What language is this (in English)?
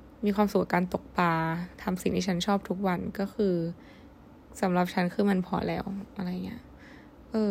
Thai